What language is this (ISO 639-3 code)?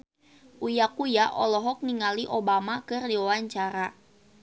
sun